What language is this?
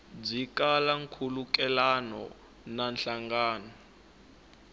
Tsonga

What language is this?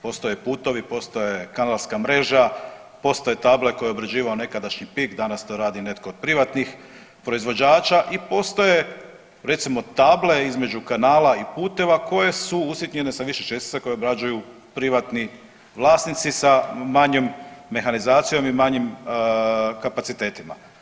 Croatian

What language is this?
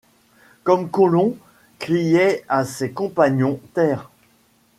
French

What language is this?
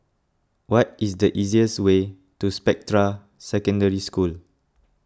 English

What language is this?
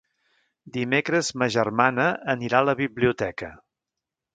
Catalan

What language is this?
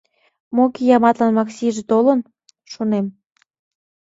Mari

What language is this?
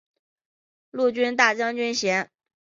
Chinese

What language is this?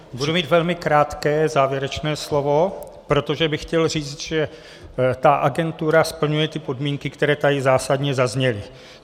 Czech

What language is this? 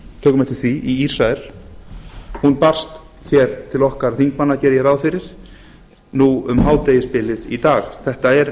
Icelandic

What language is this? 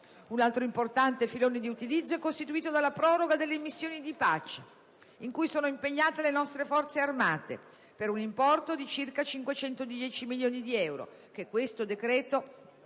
Italian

